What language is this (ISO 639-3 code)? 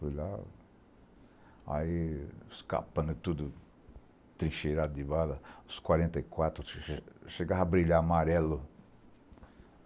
por